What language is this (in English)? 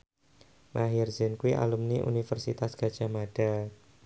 Javanese